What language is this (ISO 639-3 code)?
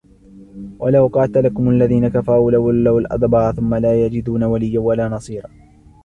ara